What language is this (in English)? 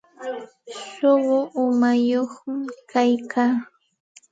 Santa Ana de Tusi Pasco Quechua